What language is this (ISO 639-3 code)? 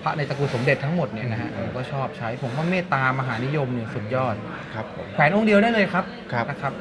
tha